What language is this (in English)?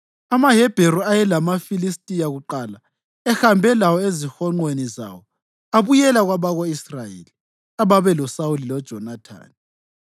North Ndebele